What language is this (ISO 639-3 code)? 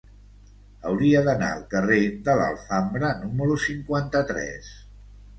cat